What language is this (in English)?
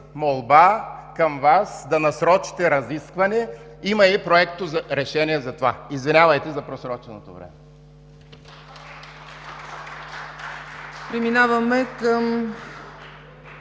Bulgarian